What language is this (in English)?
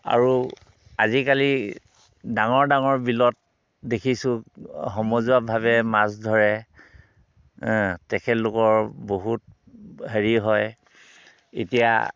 Assamese